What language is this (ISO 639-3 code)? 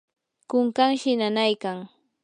qur